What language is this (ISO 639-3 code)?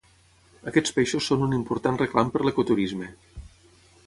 cat